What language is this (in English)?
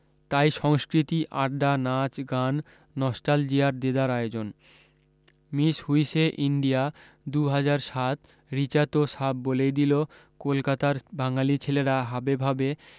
Bangla